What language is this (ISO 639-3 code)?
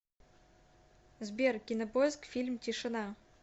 rus